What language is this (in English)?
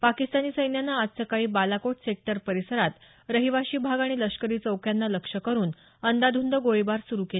Marathi